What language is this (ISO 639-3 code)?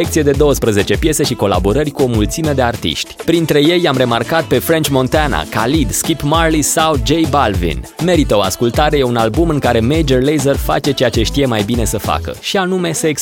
ron